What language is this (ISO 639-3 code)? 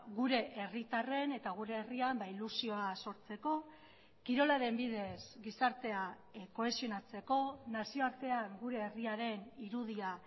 eus